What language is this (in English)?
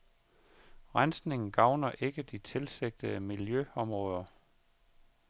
Danish